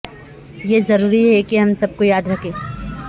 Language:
Urdu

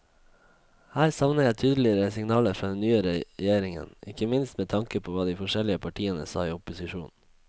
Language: Norwegian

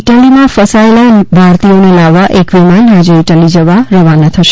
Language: Gujarati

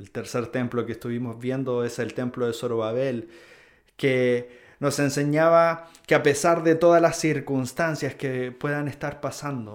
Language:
Spanish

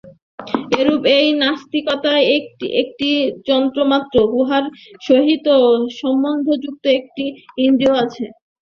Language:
Bangla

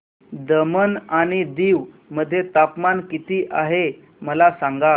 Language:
Marathi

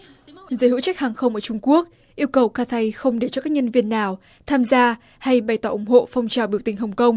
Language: Vietnamese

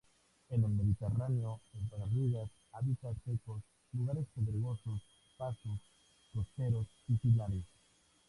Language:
Spanish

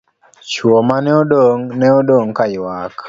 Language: Luo (Kenya and Tanzania)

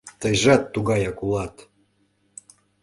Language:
Mari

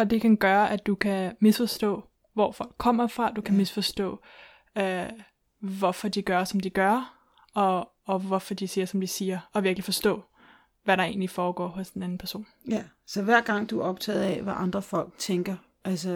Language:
Danish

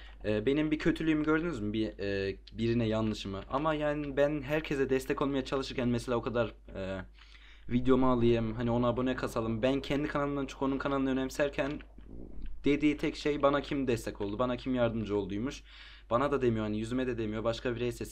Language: Turkish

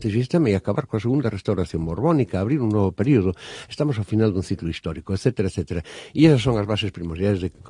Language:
Spanish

